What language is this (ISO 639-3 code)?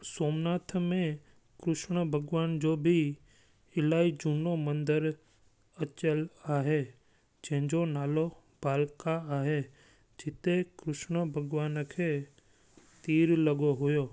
snd